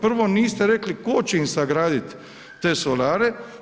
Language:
Croatian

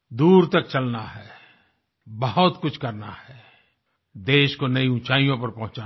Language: Hindi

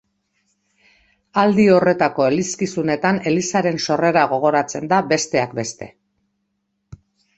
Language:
Basque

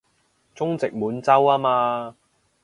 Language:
Cantonese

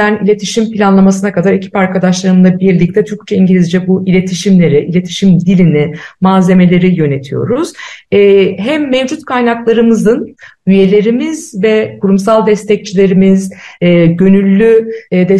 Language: Turkish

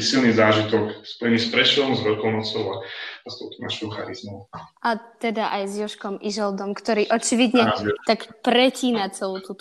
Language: Slovak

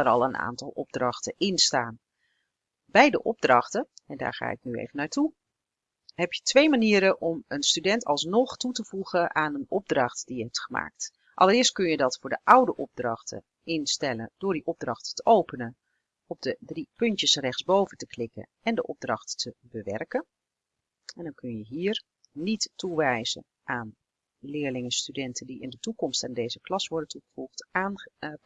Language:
Dutch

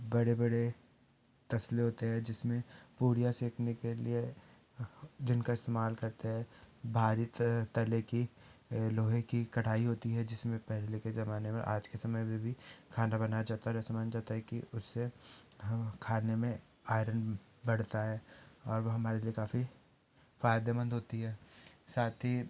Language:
Hindi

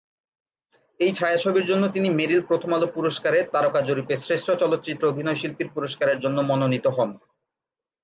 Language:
Bangla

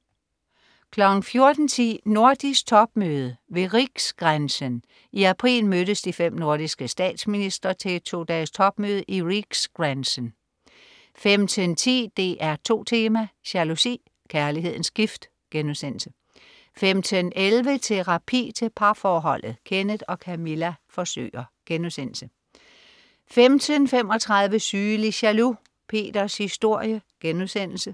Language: Danish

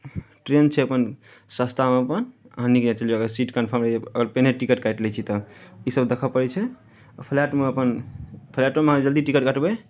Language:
Maithili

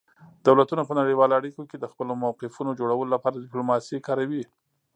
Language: Pashto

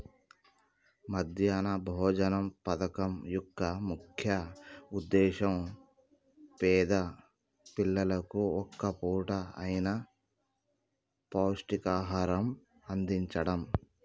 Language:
Telugu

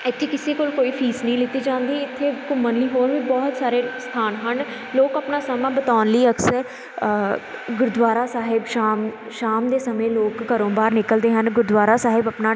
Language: Punjabi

